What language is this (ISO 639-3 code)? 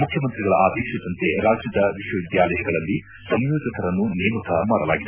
kan